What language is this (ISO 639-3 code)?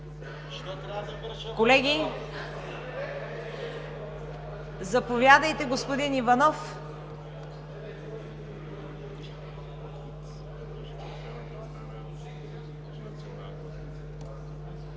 bul